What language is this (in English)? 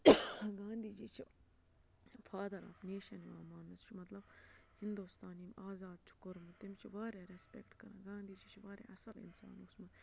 Kashmiri